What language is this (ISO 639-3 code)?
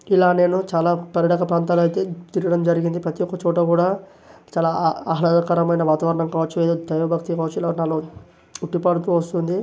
tel